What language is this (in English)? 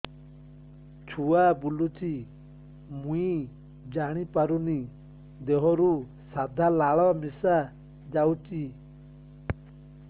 Odia